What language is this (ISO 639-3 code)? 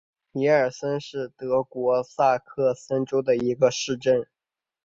zho